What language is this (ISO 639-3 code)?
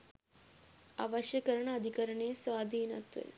sin